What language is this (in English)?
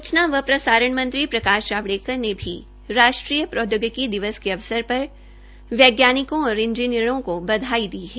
Hindi